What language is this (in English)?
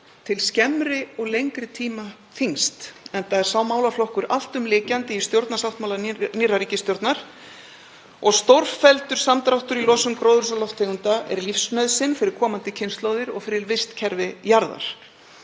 Icelandic